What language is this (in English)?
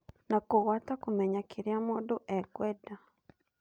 Kikuyu